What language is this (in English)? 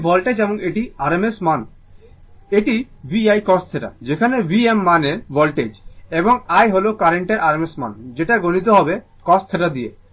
Bangla